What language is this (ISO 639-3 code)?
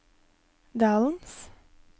nor